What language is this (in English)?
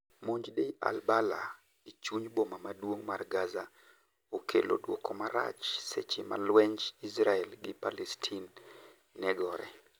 Luo (Kenya and Tanzania)